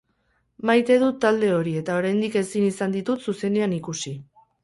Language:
Basque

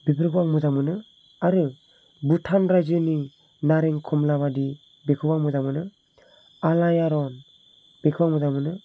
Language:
Bodo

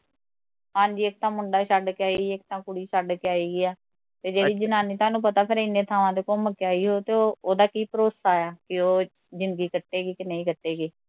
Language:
Punjabi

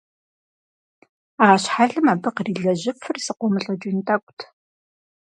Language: Kabardian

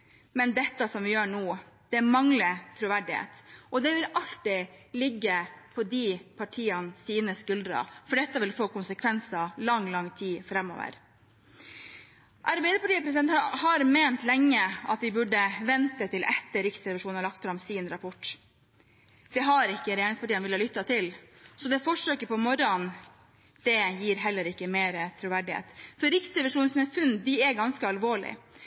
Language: Norwegian Bokmål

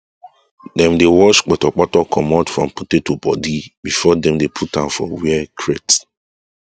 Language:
Nigerian Pidgin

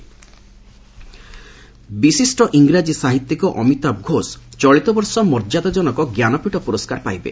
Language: Odia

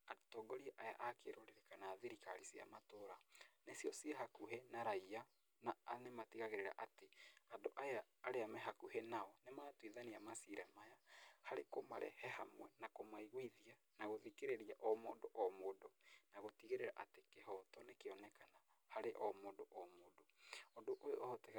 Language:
Kikuyu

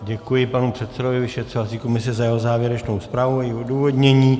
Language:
Czech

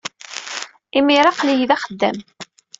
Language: Kabyle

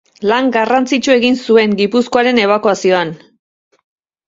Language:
Basque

